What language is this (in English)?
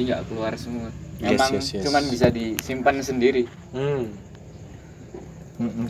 Indonesian